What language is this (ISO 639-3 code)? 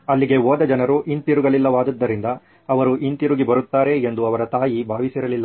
kan